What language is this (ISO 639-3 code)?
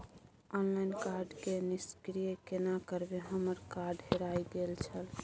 mai